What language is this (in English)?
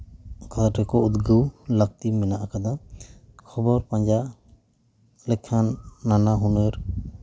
Santali